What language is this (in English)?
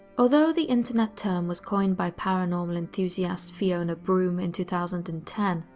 English